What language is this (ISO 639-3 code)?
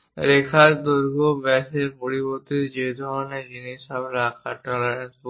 ben